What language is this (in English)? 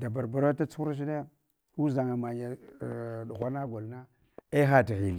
Hwana